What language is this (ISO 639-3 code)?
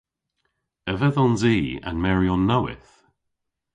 cor